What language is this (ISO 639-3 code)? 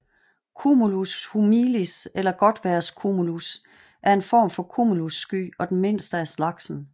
dan